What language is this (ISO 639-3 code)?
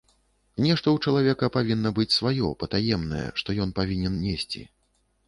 bel